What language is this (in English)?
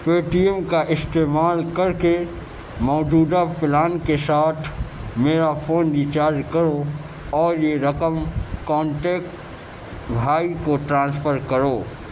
Urdu